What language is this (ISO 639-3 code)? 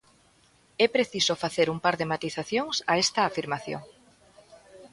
glg